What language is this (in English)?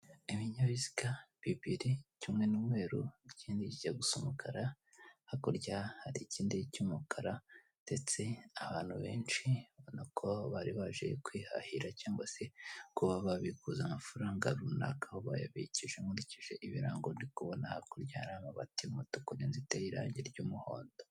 Kinyarwanda